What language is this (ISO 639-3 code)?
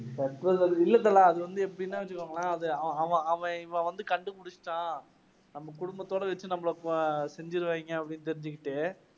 tam